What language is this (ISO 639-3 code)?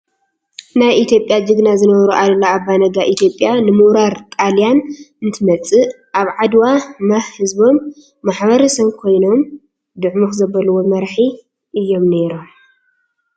tir